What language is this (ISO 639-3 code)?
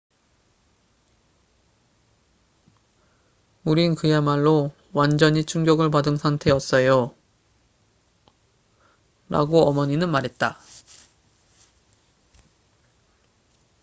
kor